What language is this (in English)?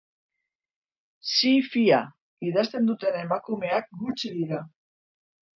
Basque